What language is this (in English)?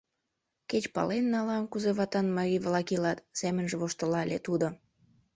Mari